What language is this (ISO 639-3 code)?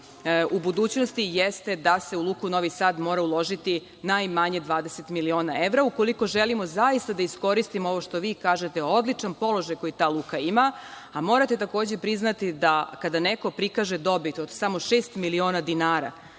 srp